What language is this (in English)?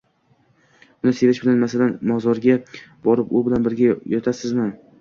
Uzbek